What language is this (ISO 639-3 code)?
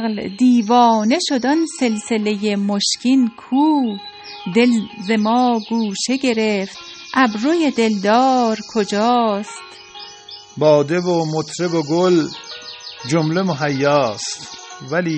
fas